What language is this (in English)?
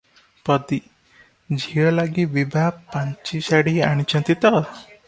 Odia